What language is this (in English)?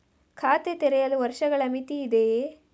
Kannada